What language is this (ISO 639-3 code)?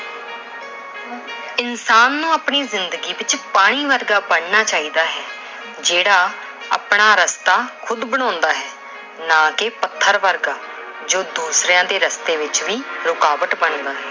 pan